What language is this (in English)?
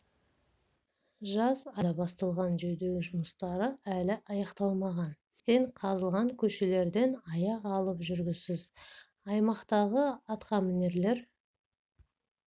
Kazakh